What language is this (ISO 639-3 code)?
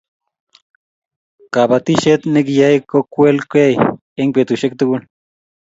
kln